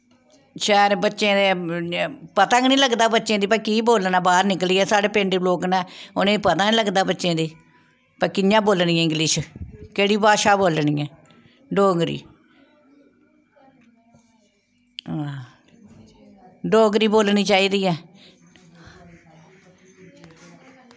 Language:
Dogri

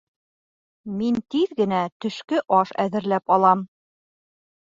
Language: Bashkir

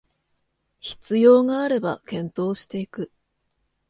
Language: Japanese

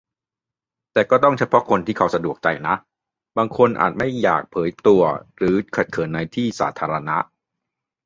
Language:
Thai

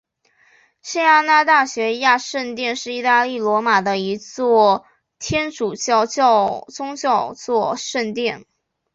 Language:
Chinese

